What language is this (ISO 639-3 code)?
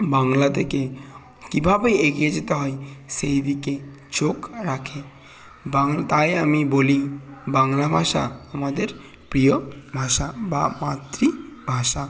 ben